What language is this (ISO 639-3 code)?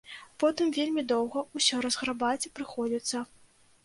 bel